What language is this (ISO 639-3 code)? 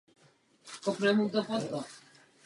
ces